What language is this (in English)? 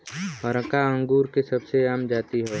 Bhojpuri